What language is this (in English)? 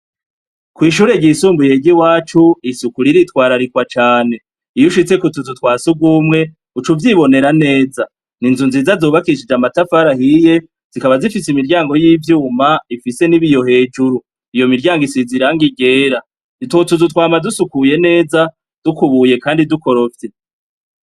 Rundi